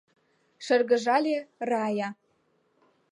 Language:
Mari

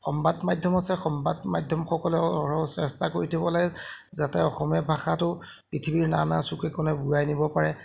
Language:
Assamese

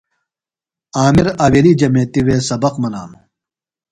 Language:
Phalura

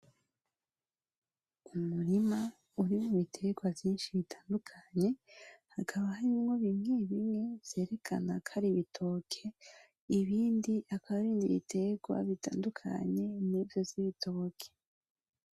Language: Rundi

